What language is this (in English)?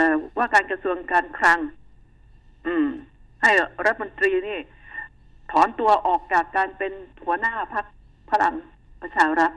Thai